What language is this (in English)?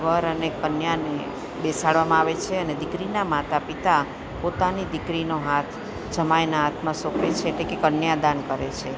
Gujarati